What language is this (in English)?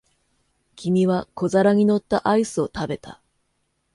Japanese